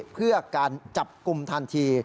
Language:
Thai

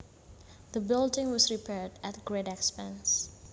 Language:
Javanese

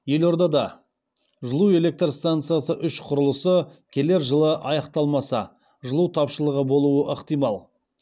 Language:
Kazakh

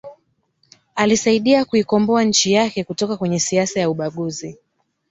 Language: Swahili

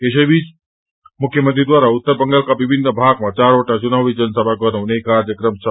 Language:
Nepali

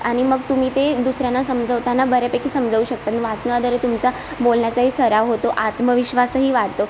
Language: Marathi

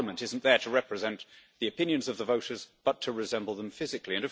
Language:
English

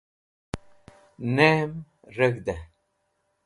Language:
Wakhi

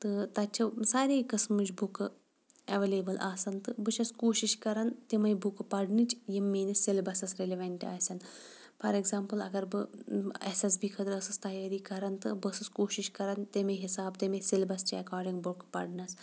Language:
Kashmiri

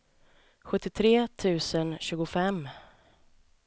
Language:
Swedish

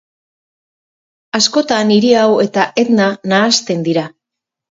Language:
Basque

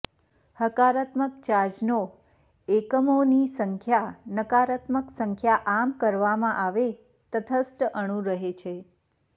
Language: Gujarati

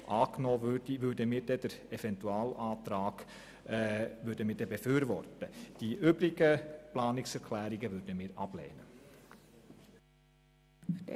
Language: Swiss German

